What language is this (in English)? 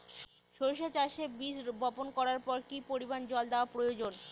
Bangla